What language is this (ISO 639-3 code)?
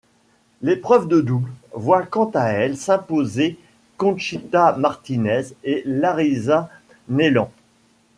fra